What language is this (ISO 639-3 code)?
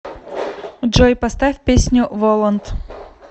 rus